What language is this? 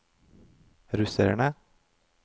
Norwegian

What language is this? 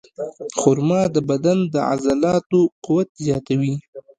Pashto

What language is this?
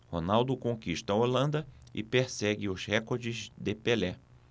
Portuguese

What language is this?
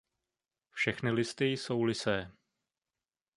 Czech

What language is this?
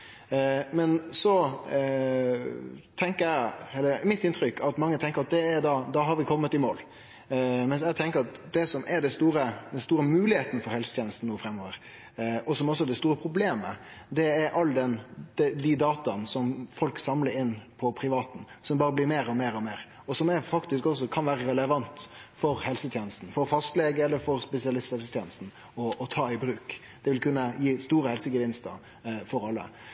Norwegian Nynorsk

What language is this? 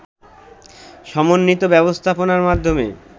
Bangla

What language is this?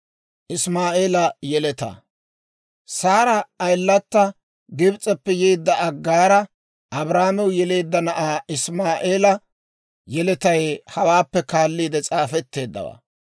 Dawro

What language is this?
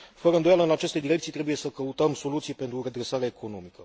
Romanian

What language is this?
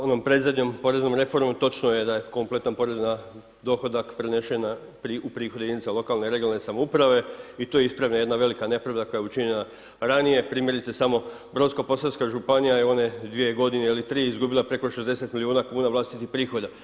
Croatian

